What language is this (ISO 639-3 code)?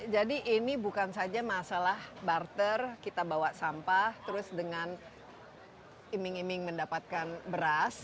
ind